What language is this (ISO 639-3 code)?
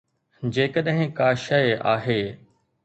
snd